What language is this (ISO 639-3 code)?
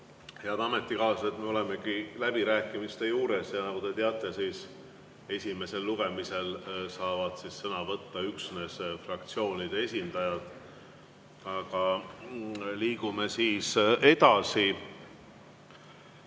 est